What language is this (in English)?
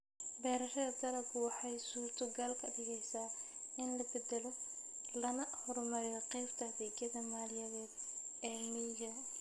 Somali